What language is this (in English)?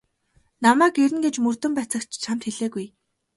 Mongolian